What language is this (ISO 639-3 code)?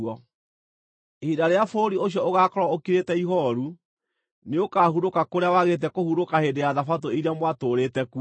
kik